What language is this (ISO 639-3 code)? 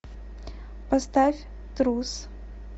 rus